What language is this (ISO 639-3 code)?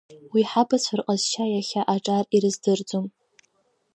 abk